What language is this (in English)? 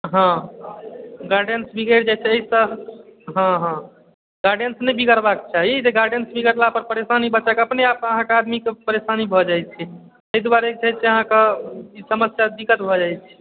Maithili